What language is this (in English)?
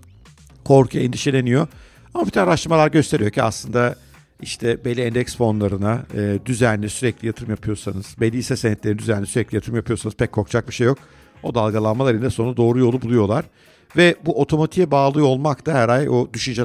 Turkish